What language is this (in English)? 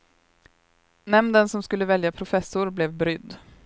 Swedish